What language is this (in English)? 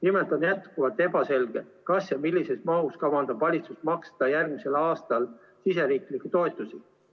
Estonian